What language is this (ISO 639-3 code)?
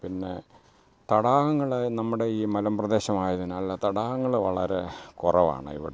mal